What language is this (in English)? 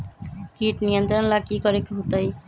Magahi